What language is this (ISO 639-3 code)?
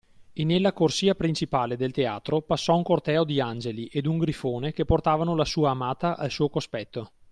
ita